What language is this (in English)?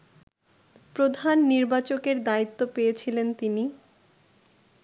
Bangla